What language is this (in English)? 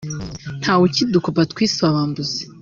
Kinyarwanda